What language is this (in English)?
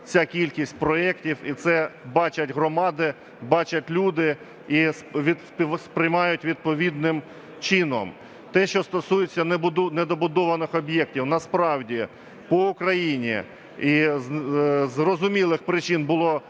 Ukrainian